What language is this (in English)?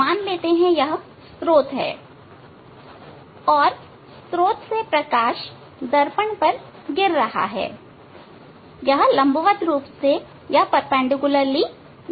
Hindi